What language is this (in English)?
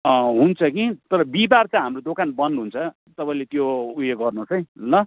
Nepali